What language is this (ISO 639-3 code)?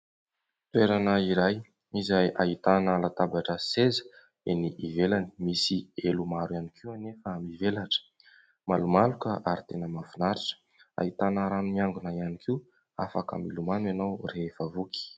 mlg